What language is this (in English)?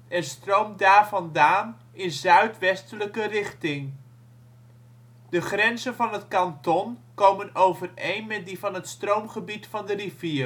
Dutch